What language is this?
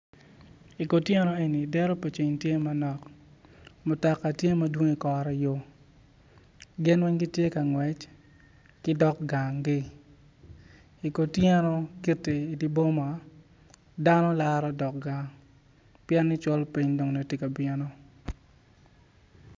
Acoli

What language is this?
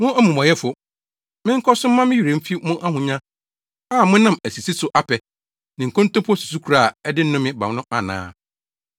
Akan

